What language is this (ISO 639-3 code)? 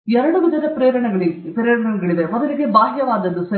kan